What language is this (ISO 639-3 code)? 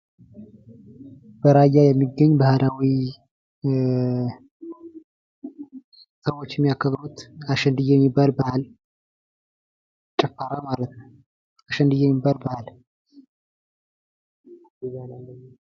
amh